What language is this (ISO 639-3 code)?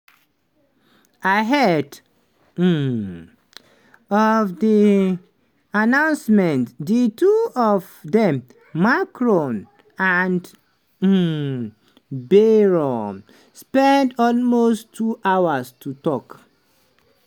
pcm